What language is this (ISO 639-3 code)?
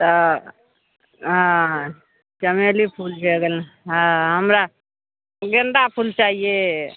mai